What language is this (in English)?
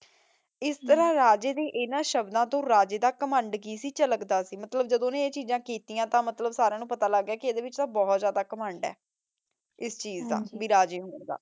Punjabi